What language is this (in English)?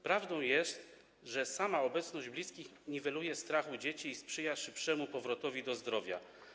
Polish